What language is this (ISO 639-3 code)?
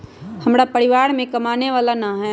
mag